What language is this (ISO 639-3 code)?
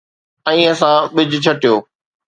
snd